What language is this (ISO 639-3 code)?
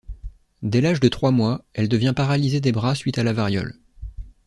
fra